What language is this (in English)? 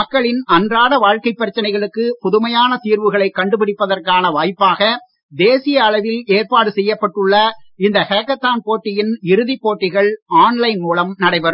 Tamil